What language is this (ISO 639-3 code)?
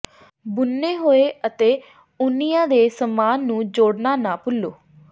pan